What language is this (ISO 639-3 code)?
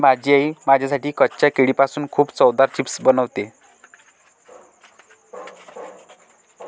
mar